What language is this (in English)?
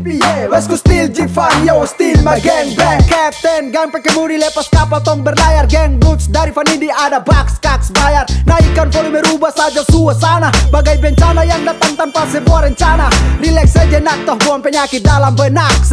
Indonesian